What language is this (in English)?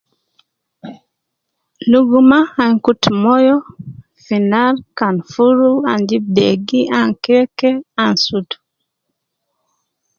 Nubi